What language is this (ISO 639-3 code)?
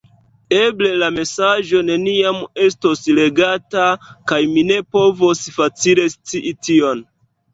epo